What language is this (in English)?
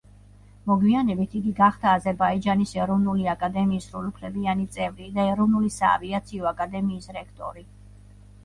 Georgian